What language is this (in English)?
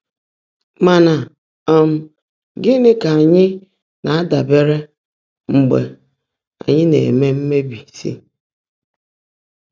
Igbo